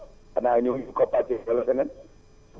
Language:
Wolof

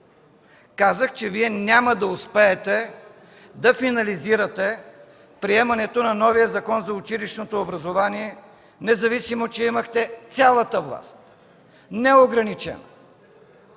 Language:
Bulgarian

